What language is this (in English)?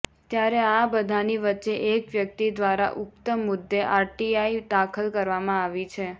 Gujarati